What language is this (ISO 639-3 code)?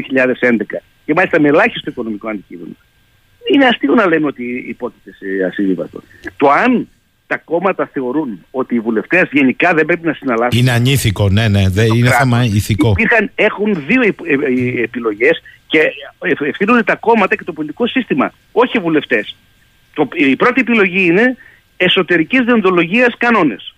ell